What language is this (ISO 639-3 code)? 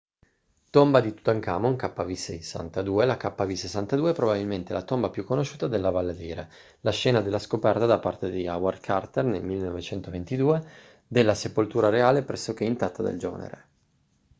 ita